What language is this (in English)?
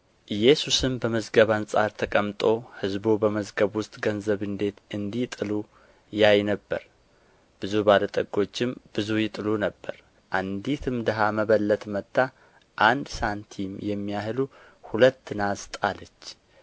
Amharic